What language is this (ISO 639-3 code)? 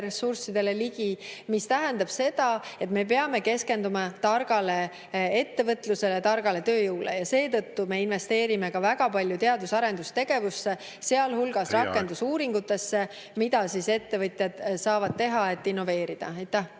est